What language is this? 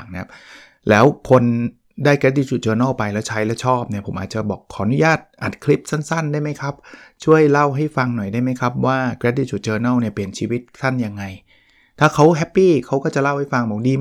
Thai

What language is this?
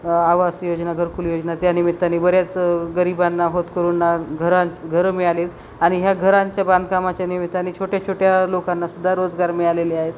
Marathi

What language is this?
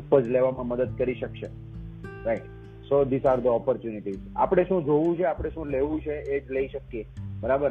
Gujarati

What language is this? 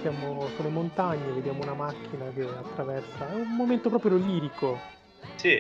Italian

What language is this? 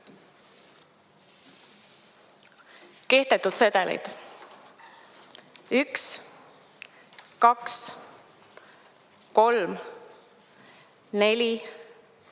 Estonian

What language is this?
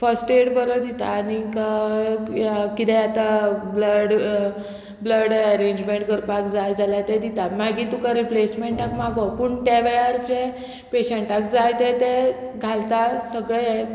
Konkani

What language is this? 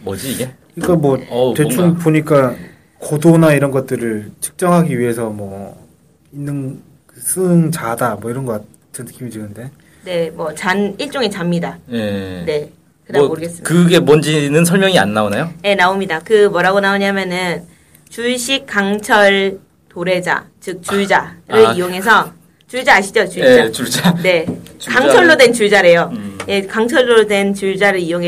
Korean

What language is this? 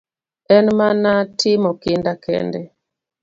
Luo (Kenya and Tanzania)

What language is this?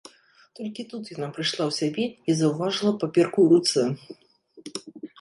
Belarusian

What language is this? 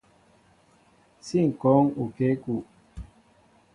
Mbo (Cameroon)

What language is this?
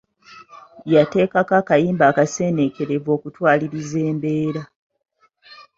Ganda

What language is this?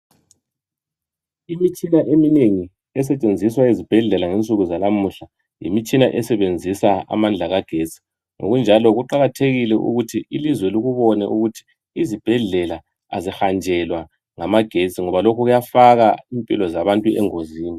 North Ndebele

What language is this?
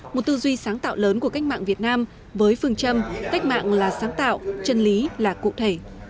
Vietnamese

